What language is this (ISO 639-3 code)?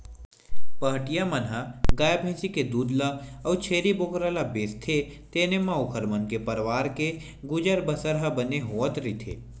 hne